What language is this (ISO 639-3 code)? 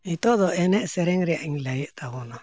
sat